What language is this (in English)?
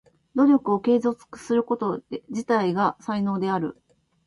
Japanese